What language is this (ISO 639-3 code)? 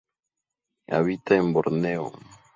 spa